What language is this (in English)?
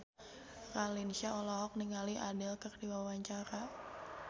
Sundanese